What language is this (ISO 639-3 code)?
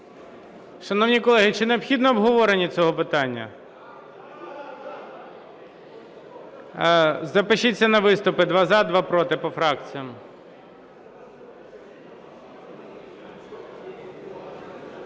ukr